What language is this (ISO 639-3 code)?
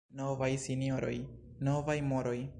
epo